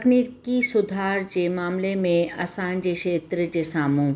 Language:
Sindhi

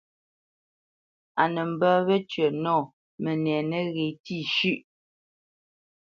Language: Bamenyam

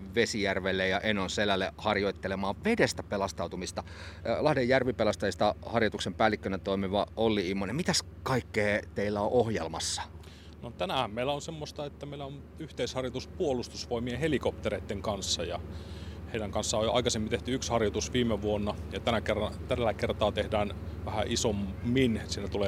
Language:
Finnish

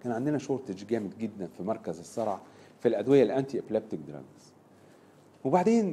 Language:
Arabic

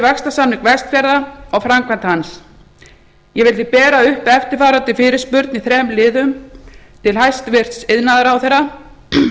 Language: Icelandic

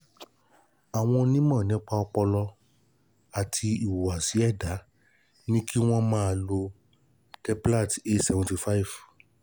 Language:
Yoruba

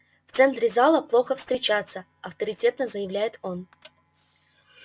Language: Russian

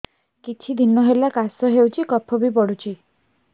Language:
Odia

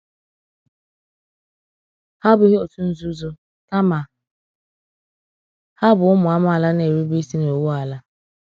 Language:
Igbo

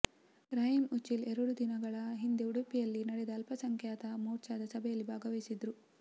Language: Kannada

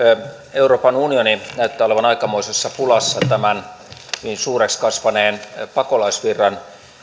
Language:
Finnish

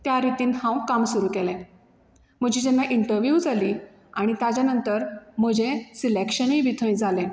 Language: Konkani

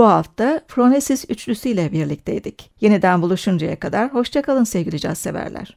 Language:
Turkish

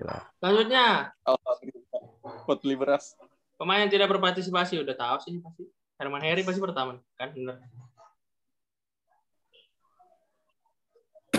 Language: Indonesian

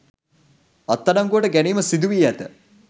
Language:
Sinhala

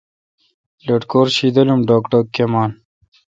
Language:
Kalkoti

